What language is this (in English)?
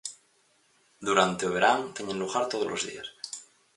Galician